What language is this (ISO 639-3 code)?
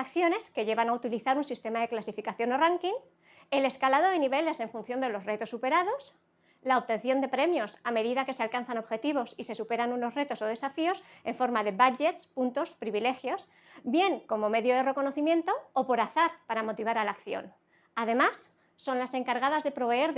spa